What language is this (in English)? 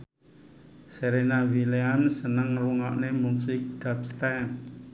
Javanese